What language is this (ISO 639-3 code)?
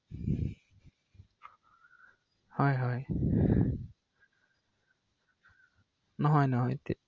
asm